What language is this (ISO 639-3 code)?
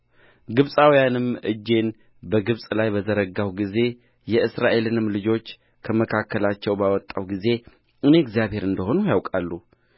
amh